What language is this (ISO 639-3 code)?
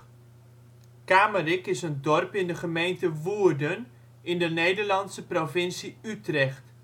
nld